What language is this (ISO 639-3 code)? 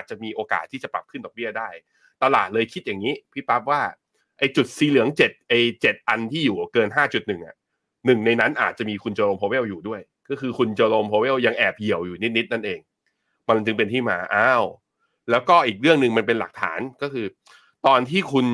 tha